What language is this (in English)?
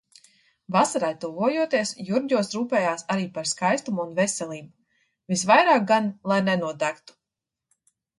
Latvian